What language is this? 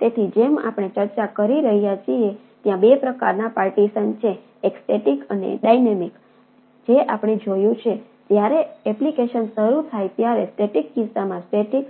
Gujarati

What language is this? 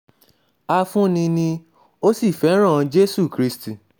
Yoruba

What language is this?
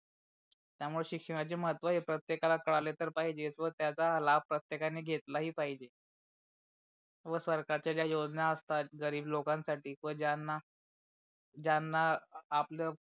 Marathi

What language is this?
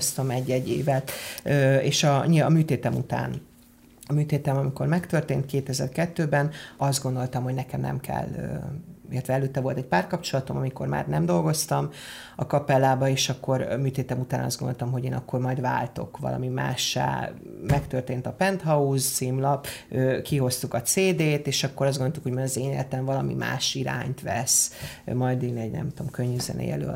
Hungarian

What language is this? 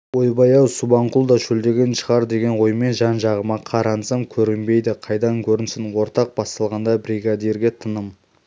Kazakh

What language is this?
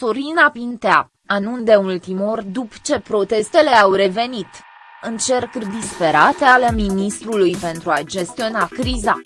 Romanian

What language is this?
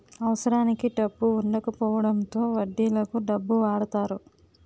Telugu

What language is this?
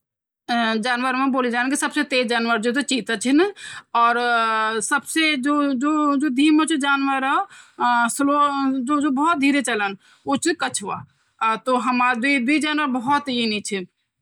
Garhwali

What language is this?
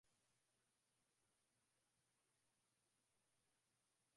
Swahili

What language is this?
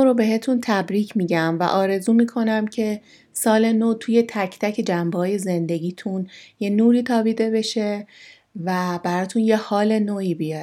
Persian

